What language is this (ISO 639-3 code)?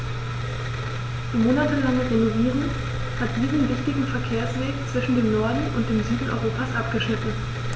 deu